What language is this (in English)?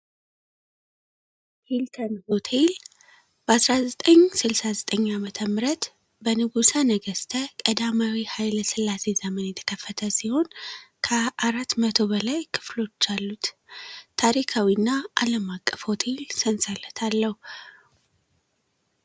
Amharic